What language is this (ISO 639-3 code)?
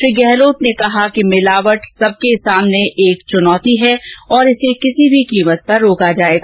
hin